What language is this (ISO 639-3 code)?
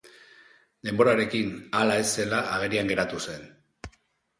eus